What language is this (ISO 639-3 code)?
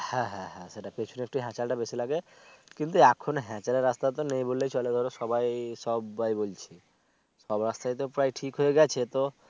ben